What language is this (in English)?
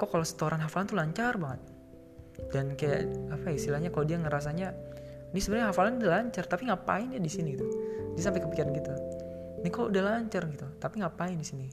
Indonesian